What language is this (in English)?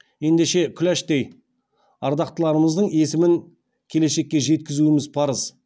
Kazakh